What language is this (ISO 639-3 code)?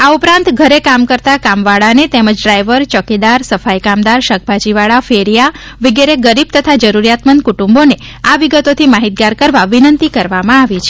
guj